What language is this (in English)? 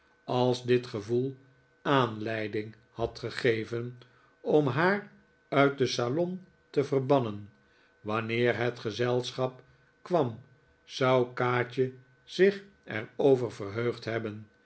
Dutch